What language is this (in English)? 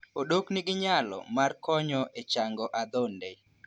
Luo (Kenya and Tanzania)